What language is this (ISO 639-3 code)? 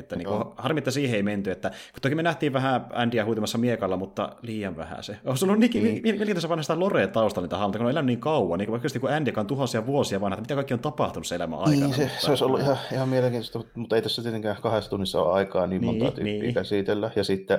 fin